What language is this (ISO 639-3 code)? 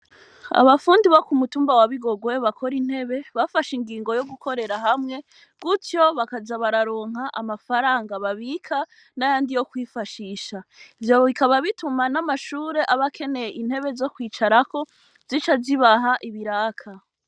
run